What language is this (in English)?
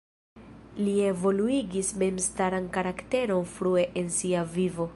Esperanto